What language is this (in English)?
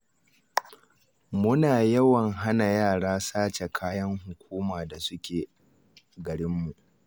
Hausa